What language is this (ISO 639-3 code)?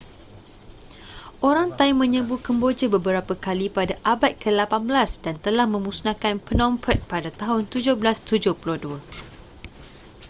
msa